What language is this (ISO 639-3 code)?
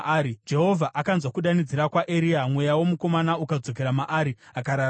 sna